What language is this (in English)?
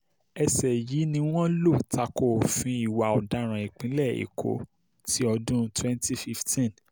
Yoruba